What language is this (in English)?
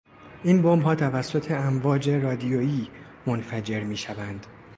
Persian